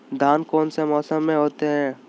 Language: Magahi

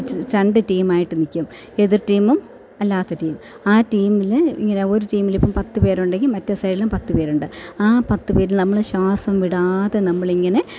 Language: Malayalam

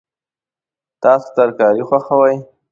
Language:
Pashto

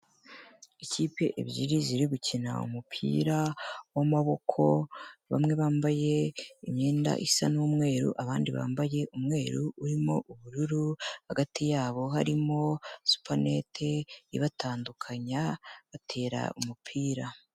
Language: Kinyarwanda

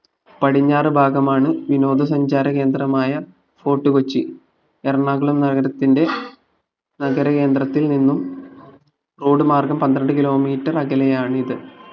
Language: Malayalam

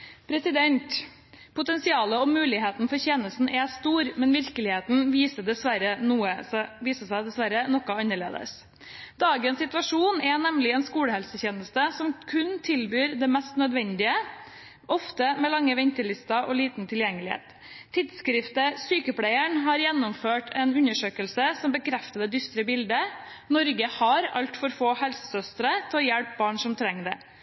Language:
Norwegian Bokmål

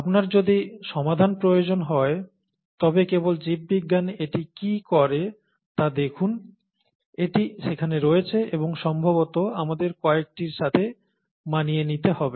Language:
Bangla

